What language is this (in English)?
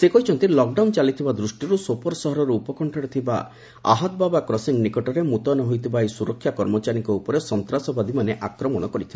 Odia